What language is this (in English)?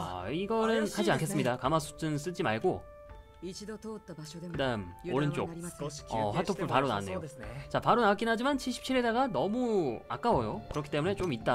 Korean